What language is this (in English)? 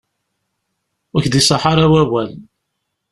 Kabyle